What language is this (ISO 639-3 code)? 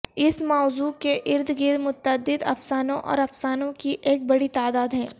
urd